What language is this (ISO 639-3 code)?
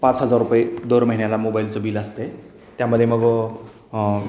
mar